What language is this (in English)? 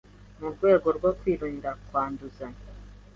Kinyarwanda